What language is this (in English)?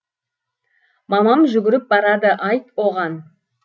Kazakh